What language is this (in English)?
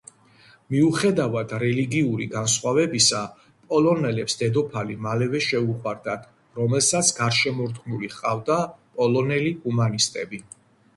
Georgian